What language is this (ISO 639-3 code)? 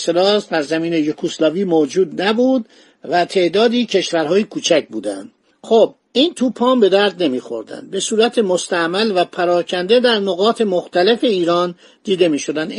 fas